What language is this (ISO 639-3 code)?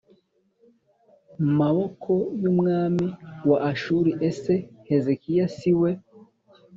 kin